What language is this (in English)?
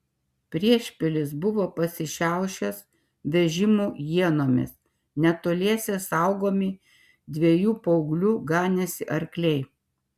Lithuanian